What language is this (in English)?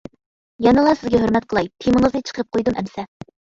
Uyghur